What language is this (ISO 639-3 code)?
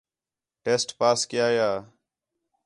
xhe